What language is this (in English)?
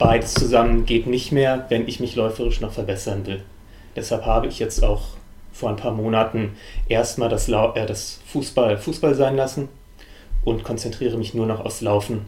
German